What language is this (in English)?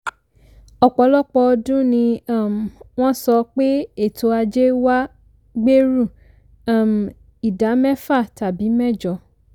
Yoruba